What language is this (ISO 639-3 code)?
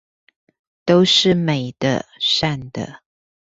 zho